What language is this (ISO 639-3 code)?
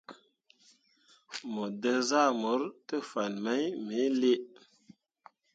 mua